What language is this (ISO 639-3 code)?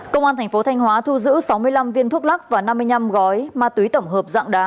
vie